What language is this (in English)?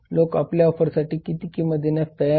Marathi